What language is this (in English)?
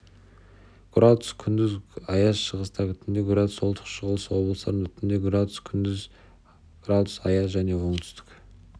Kazakh